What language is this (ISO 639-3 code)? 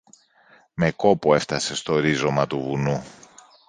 ell